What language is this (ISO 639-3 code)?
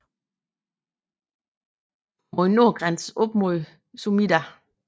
dan